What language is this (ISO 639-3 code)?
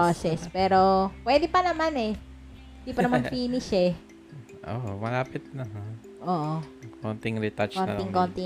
fil